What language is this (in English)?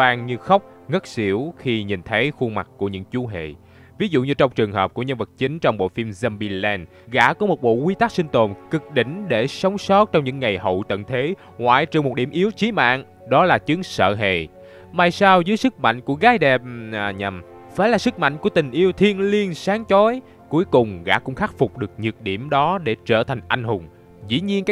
Vietnamese